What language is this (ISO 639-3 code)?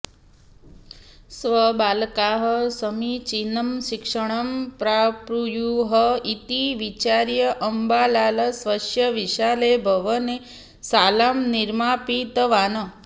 san